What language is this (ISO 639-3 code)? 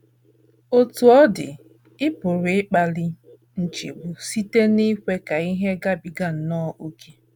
ibo